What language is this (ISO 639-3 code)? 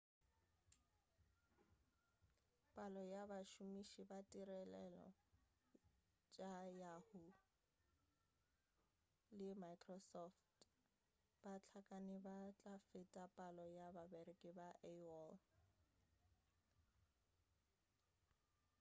nso